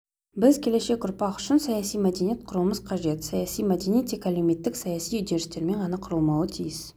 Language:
Kazakh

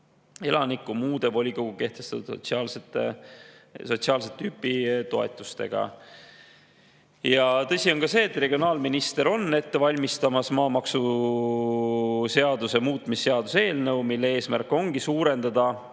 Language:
Estonian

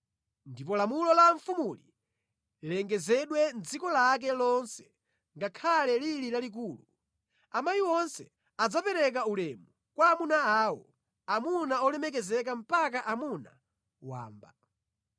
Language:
Nyanja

